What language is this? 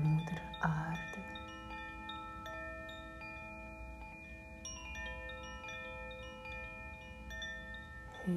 Dutch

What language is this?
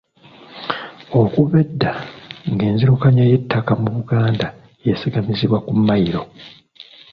Ganda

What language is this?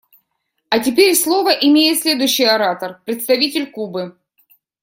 Russian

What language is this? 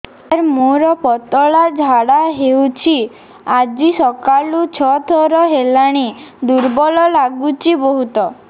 Odia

